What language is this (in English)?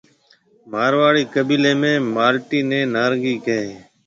Marwari (Pakistan)